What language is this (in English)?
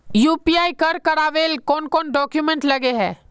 Magahi